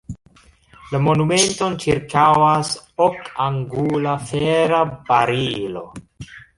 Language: Esperanto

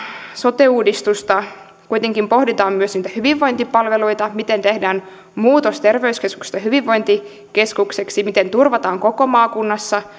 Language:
Finnish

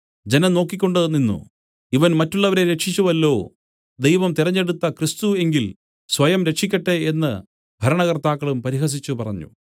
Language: Malayalam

